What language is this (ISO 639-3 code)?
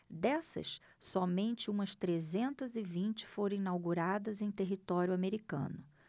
por